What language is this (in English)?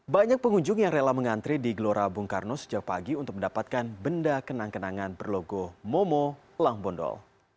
Indonesian